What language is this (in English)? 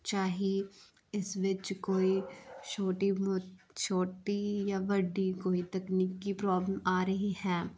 Punjabi